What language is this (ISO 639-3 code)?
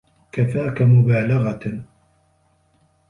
ara